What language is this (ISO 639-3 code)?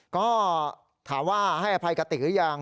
tha